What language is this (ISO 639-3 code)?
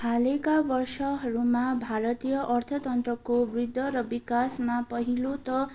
nep